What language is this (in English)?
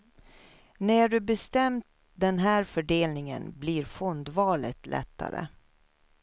Swedish